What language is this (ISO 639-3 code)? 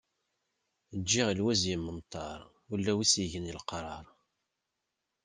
kab